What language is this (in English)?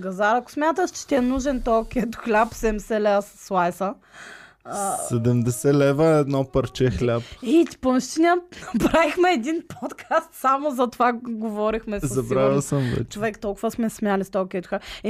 Bulgarian